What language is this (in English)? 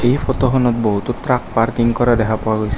Assamese